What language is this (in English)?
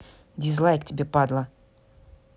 Russian